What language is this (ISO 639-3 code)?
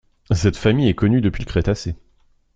fra